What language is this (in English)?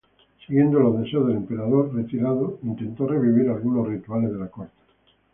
Spanish